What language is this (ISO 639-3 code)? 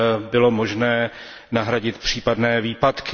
ces